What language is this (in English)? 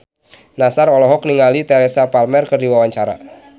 Sundanese